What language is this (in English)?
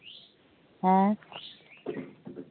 Santali